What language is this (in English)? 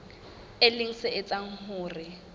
Southern Sotho